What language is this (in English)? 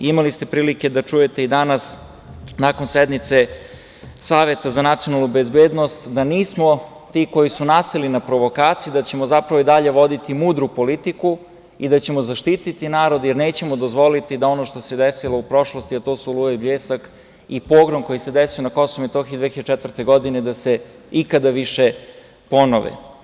Serbian